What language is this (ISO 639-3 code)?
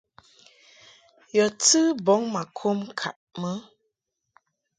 mhk